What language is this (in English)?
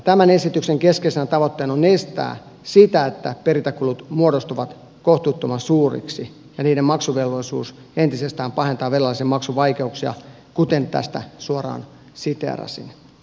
Finnish